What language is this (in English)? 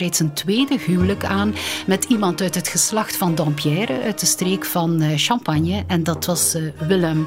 Dutch